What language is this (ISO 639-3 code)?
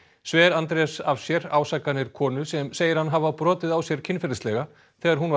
isl